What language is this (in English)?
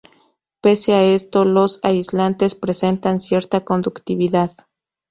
Spanish